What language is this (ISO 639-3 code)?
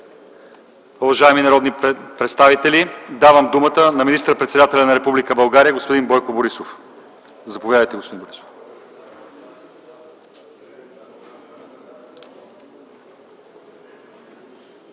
bul